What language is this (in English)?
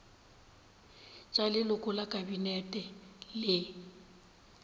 Northern Sotho